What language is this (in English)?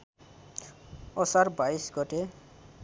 Nepali